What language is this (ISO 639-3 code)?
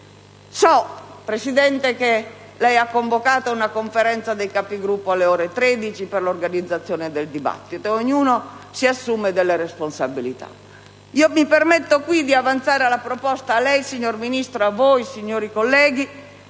ita